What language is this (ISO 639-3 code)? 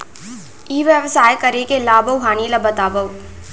hne